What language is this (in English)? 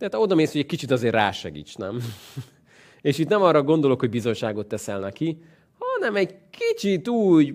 Hungarian